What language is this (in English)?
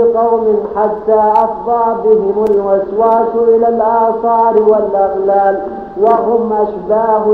Arabic